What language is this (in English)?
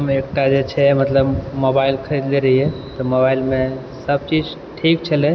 Maithili